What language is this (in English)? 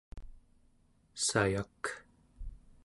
Central Yupik